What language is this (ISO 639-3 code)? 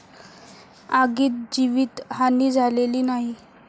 mar